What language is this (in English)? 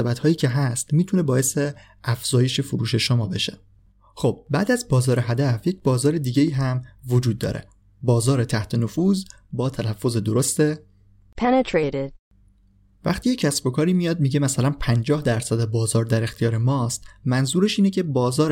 Persian